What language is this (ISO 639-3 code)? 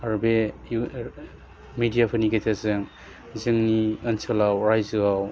brx